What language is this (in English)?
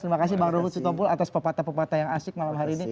Indonesian